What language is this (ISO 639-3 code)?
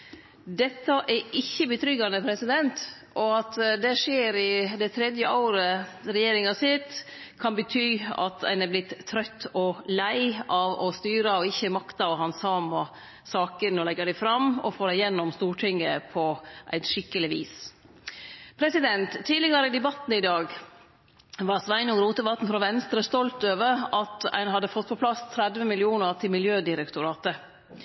nno